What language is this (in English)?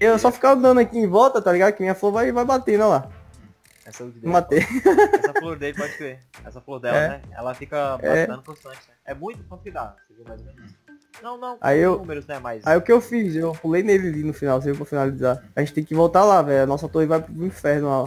Portuguese